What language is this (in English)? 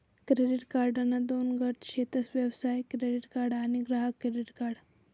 Marathi